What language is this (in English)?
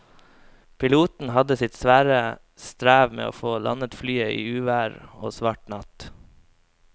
Norwegian